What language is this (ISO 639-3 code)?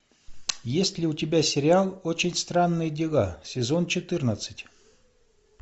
rus